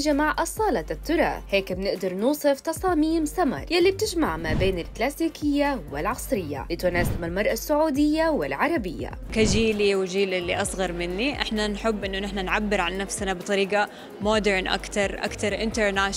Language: Arabic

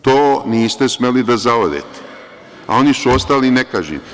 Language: Serbian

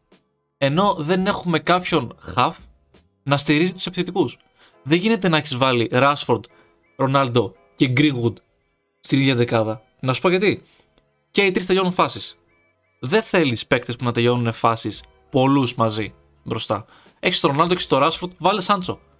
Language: Greek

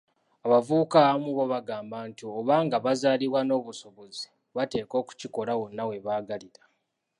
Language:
Ganda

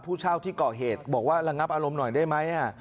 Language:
Thai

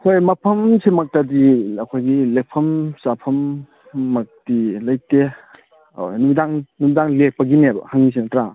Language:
Manipuri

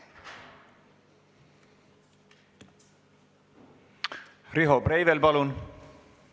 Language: Estonian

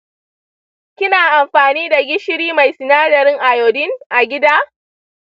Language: Hausa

